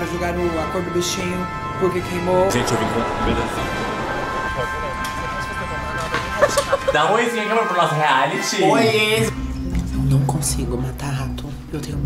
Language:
Portuguese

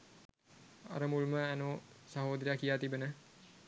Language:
Sinhala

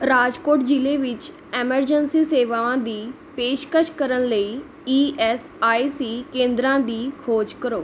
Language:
Punjabi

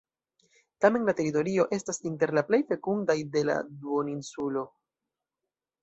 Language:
Esperanto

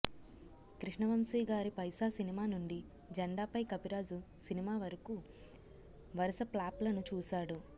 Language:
Telugu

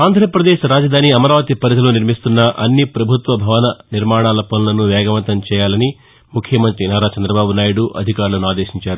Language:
Telugu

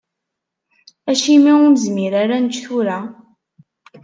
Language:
Kabyle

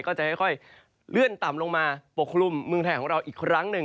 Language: Thai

